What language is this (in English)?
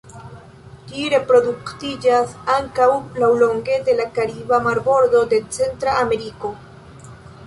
Esperanto